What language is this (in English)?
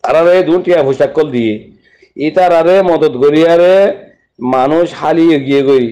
Bangla